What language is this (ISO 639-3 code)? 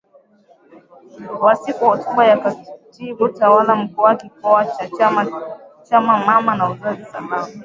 swa